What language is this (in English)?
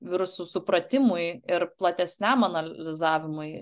Lithuanian